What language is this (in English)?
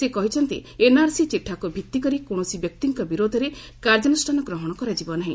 Odia